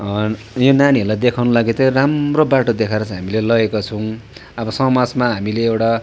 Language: Nepali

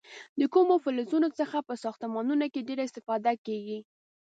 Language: Pashto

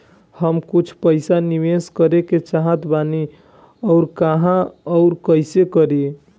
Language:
Bhojpuri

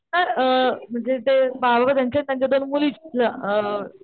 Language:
Marathi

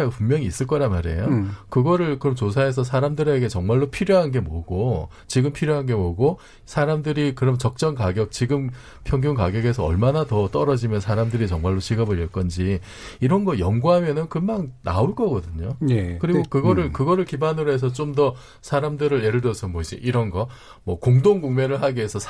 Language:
Korean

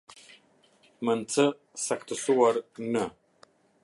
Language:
Albanian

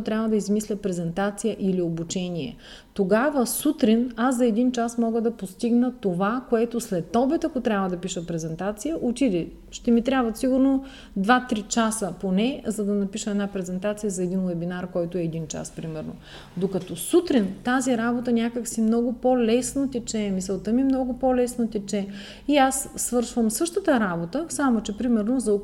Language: Bulgarian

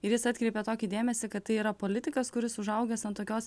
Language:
Lithuanian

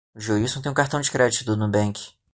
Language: Portuguese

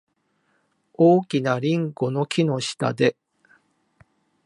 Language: Japanese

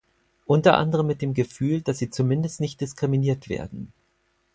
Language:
German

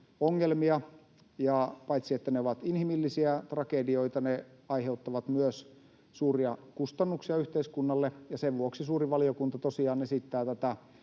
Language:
Finnish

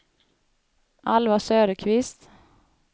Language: Swedish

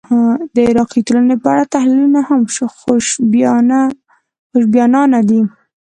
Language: Pashto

